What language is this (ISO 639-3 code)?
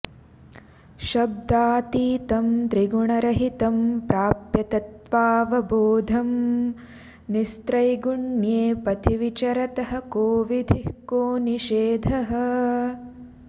san